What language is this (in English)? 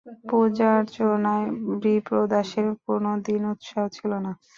Bangla